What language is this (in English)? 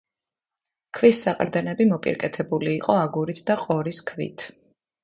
Georgian